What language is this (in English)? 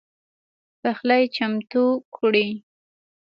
Pashto